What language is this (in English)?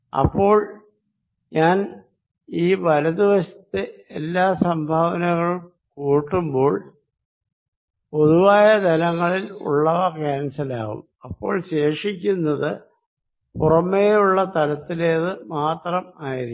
Malayalam